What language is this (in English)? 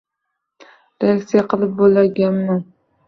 Uzbek